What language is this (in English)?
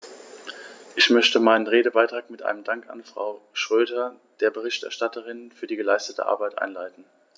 German